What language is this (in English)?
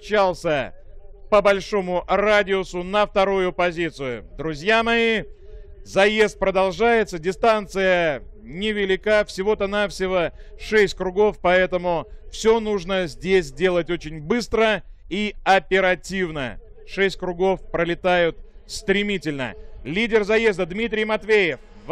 Russian